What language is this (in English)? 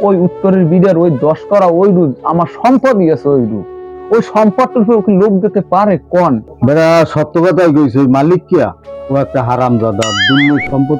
Romanian